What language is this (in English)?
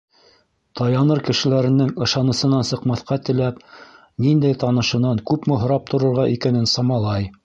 Bashkir